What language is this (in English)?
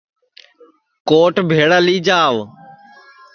Sansi